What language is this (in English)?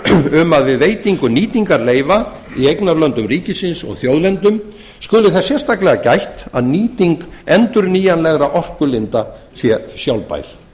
Icelandic